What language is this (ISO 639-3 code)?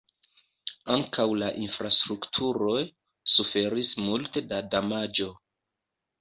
epo